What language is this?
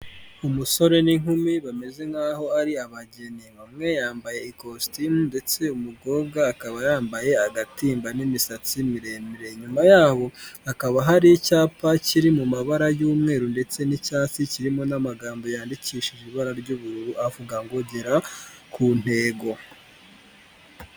Kinyarwanda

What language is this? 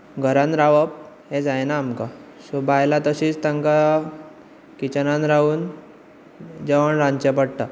Konkani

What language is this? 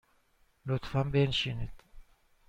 Persian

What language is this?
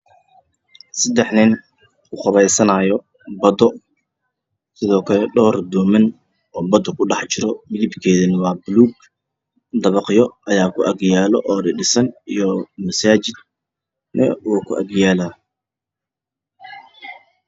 Somali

